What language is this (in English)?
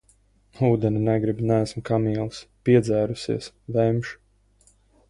Latvian